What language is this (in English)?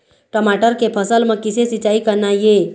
Chhattisgarhi